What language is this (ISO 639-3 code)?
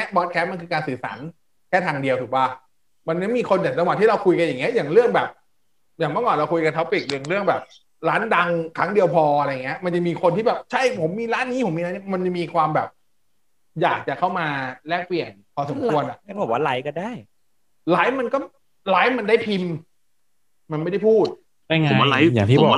tha